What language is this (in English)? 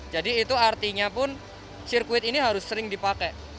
Indonesian